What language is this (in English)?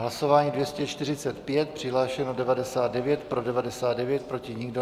Czech